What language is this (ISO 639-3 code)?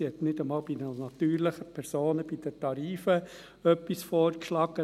gsw